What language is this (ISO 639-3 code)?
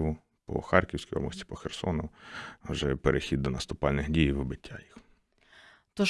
ukr